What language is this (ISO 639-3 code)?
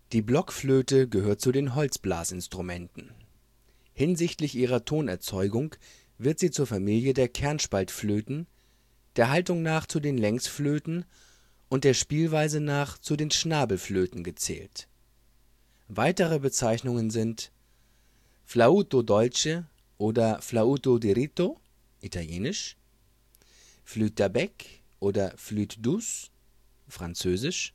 deu